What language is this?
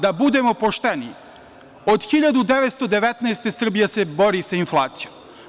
Serbian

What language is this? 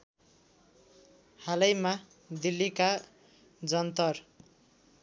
Nepali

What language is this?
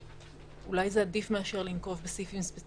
Hebrew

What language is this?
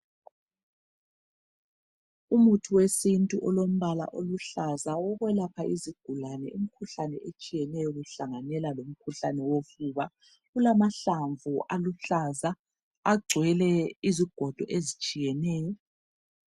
North Ndebele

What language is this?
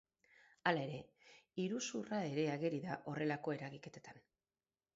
Basque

